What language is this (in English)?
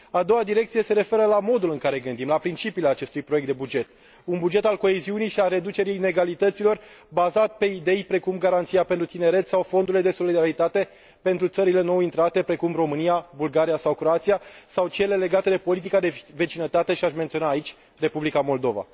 Romanian